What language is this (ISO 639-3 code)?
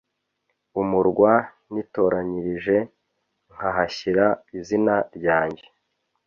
kin